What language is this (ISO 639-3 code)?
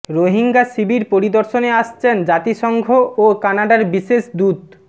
ben